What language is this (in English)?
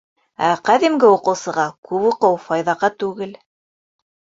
Bashkir